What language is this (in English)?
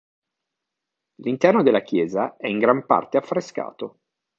Italian